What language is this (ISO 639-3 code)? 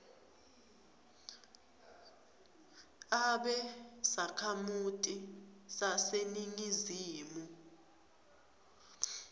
ssw